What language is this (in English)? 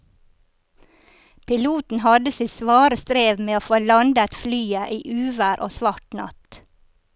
Norwegian